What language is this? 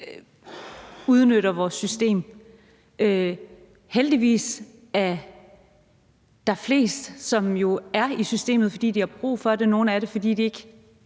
Danish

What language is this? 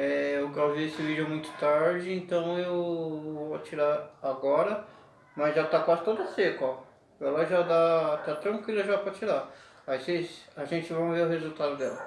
Portuguese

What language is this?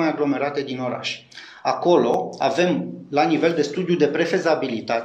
Romanian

